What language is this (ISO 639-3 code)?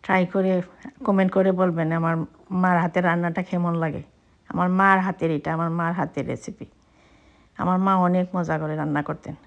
ron